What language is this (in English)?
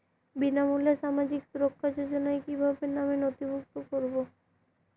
Bangla